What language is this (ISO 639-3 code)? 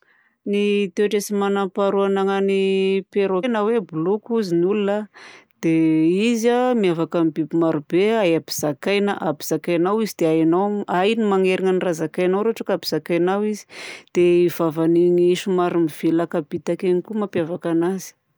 bzc